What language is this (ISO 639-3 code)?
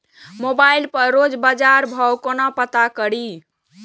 mai